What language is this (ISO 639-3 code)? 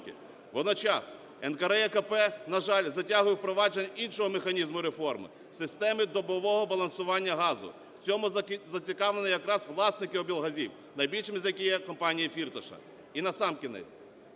ukr